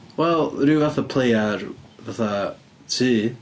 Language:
Welsh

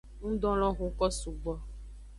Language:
Aja (Benin)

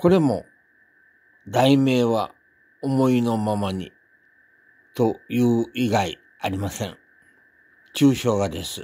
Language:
Japanese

